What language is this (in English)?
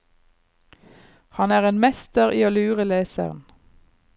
Norwegian